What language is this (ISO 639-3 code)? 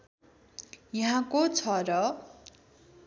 nep